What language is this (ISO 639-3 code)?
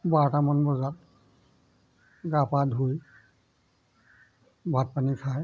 asm